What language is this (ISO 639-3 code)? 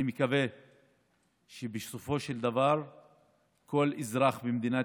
heb